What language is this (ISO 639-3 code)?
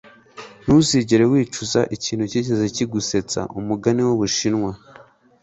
kin